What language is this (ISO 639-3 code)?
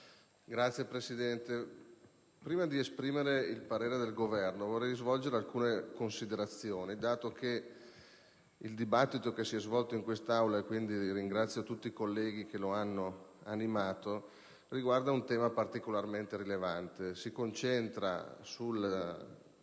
ita